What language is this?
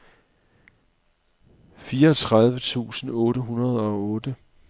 Danish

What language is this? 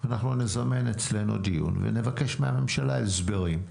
Hebrew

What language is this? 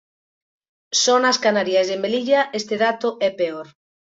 Galician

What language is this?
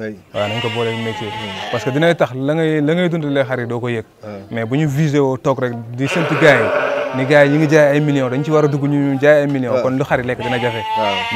Indonesian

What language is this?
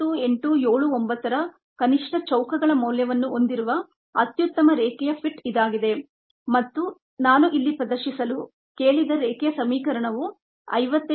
Kannada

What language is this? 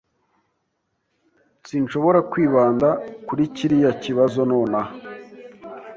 Kinyarwanda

